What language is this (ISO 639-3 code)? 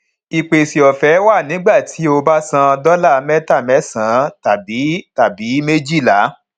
yor